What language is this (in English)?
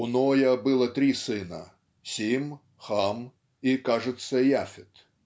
Russian